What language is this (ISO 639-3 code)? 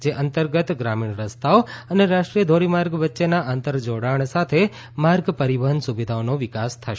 guj